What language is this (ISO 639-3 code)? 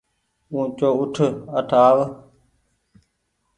gig